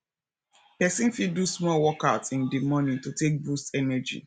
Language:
Nigerian Pidgin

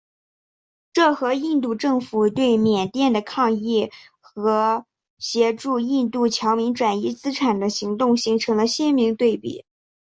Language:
Chinese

